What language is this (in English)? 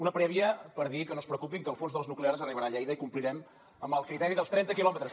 Catalan